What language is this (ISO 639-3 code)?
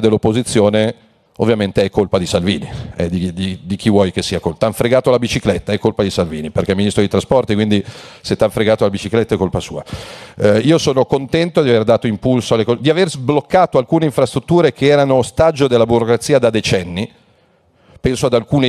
ita